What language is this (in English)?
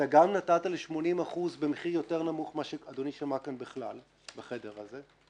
Hebrew